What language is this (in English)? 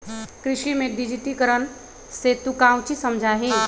Magahi